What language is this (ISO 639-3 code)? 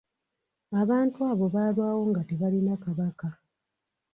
lug